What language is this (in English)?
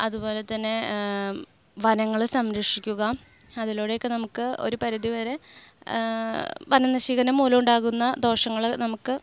Malayalam